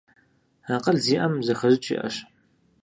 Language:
Kabardian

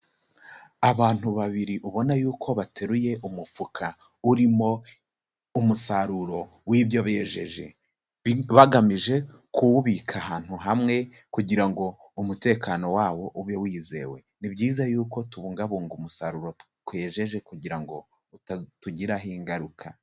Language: Kinyarwanda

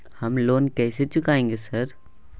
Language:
Maithili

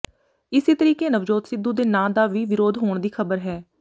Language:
Punjabi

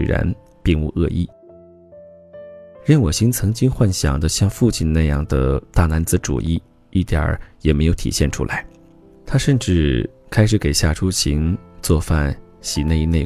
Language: Chinese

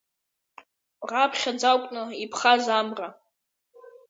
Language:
Abkhazian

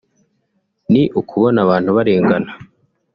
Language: Kinyarwanda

